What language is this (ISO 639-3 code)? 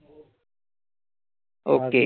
mar